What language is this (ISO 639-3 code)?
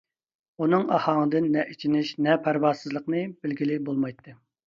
uig